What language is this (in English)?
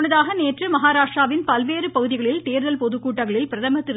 Tamil